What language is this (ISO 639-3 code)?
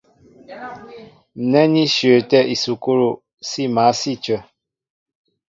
mbo